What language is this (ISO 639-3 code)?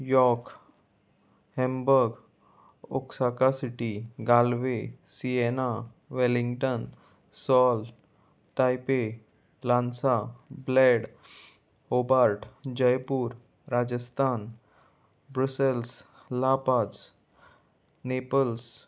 kok